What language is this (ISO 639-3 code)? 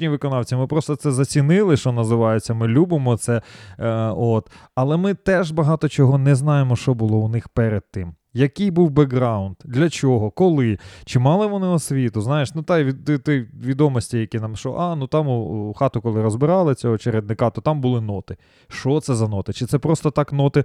ukr